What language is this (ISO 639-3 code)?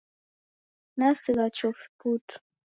dav